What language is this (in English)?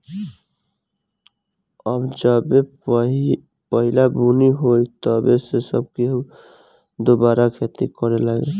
Bhojpuri